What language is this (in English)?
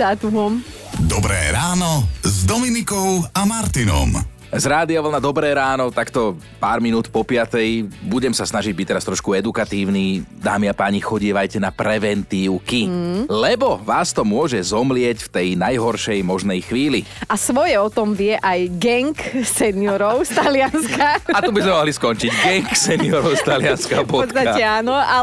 Slovak